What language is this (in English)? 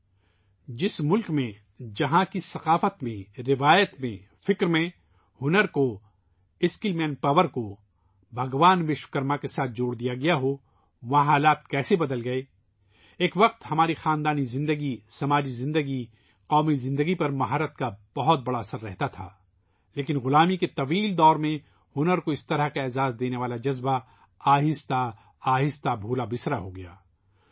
Urdu